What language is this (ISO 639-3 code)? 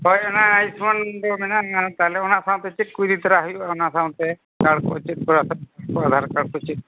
sat